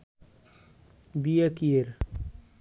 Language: Bangla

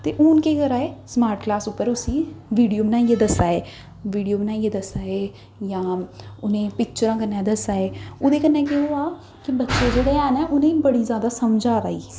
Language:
Dogri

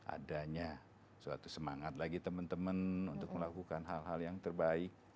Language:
Indonesian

